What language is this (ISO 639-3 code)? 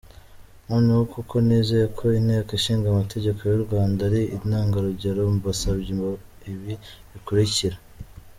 kin